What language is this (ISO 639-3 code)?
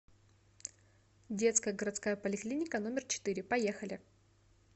rus